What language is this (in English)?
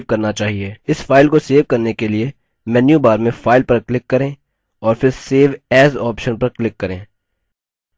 Hindi